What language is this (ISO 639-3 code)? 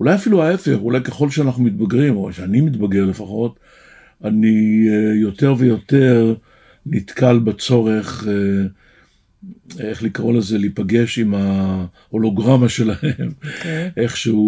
heb